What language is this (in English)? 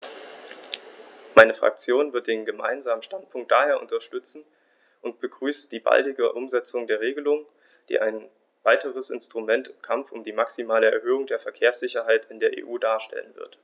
German